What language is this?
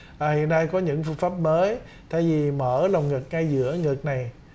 Vietnamese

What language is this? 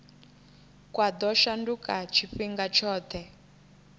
Venda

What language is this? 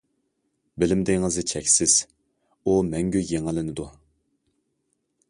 Uyghur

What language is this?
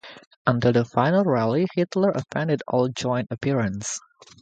English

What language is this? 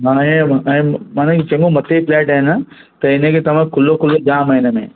Sindhi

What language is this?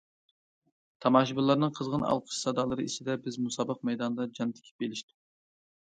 Uyghur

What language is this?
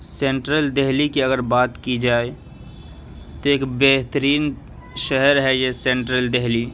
Urdu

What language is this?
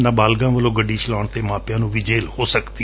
Punjabi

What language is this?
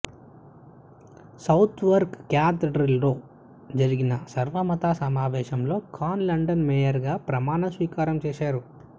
Telugu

